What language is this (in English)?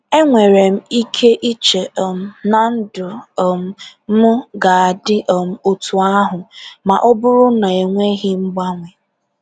Igbo